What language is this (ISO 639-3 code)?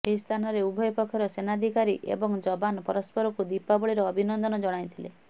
ori